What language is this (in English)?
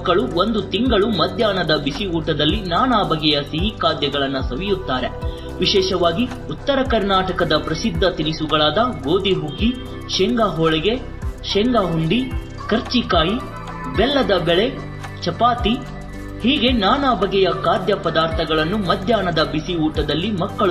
Romanian